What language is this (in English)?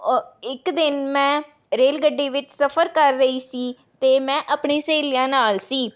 Punjabi